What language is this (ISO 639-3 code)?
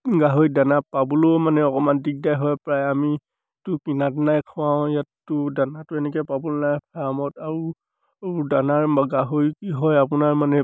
asm